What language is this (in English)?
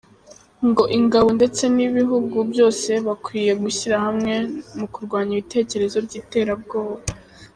Kinyarwanda